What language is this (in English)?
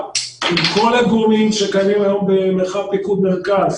Hebrew